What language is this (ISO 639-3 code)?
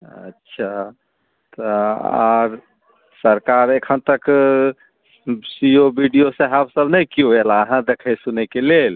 mai